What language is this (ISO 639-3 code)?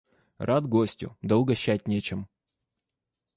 rus